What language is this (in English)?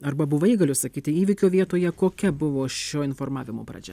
Lithuanian